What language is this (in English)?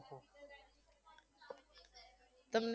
Gujarati